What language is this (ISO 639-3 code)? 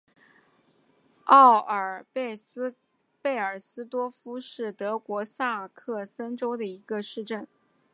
zho